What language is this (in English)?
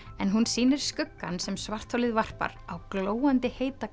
Icelandic